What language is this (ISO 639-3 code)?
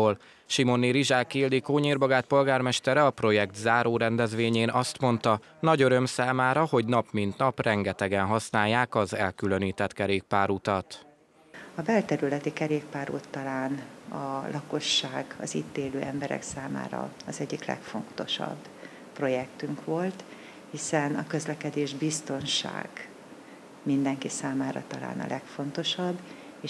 hun